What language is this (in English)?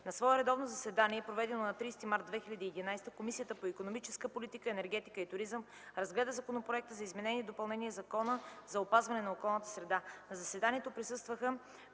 Bulgarian